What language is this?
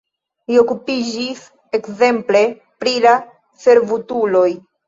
Esperanto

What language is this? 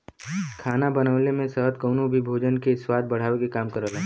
Bhojpuri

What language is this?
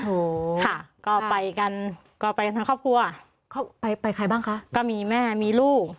Thai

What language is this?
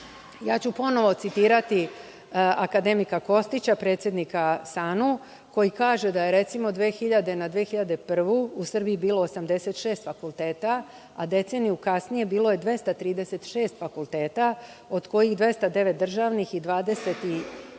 Serbian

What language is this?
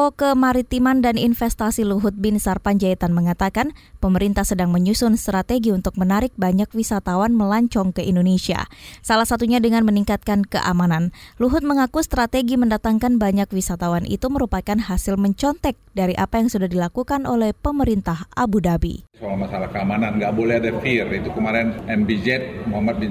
Indonesian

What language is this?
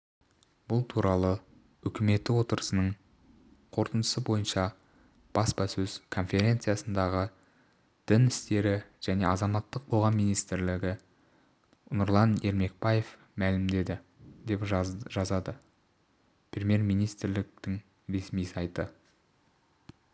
Kazakh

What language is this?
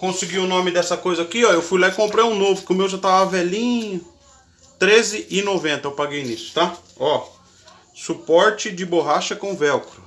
Portuguese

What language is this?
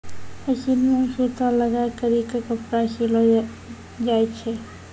Maithili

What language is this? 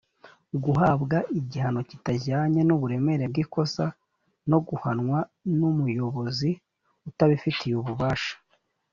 Kinyarwanda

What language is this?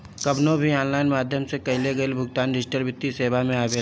Bhojpuri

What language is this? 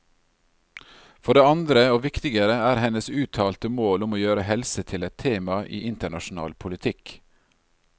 Norwegian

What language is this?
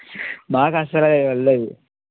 Telugu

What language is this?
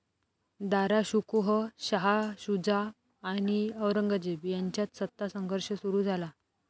Marathi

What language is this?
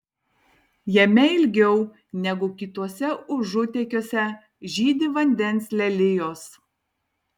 Lithuanian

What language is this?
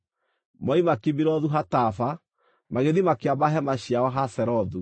Kikuyu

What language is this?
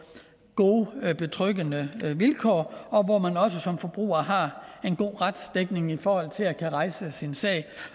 Danish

